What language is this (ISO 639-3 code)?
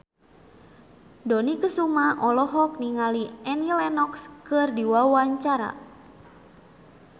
sun